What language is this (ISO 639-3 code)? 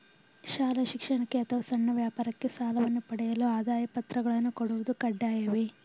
kan